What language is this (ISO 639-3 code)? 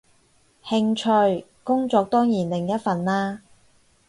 yue